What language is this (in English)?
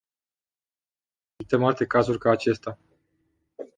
Romanian